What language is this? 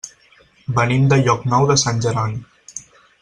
Catalan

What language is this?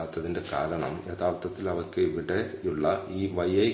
Malayalam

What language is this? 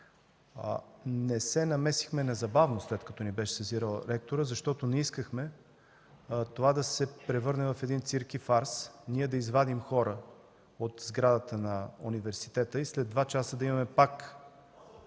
Bulgarian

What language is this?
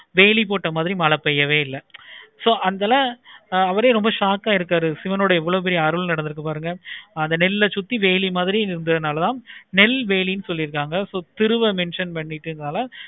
Tamil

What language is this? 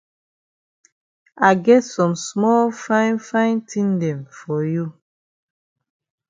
Cameroon Pidgin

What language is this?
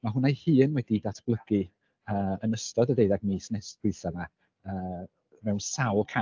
Welsh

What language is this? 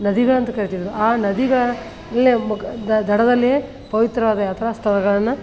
Kannada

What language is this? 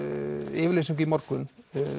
Icelandic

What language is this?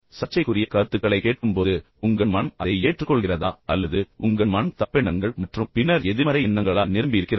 Tamil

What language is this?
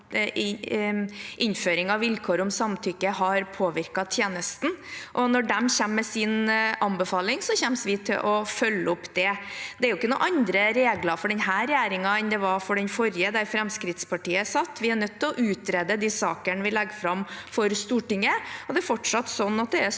Norwegian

